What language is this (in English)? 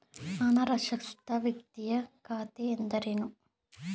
Kannada